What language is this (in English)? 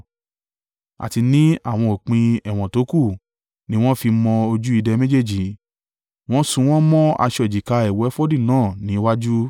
Yoruba